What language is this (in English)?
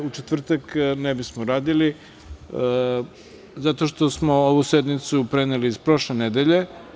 Serbian